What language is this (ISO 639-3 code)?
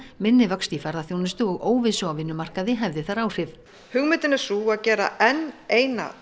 isl